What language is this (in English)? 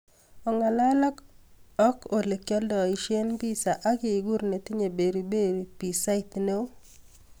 Kalenjin